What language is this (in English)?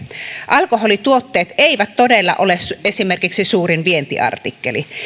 Finnish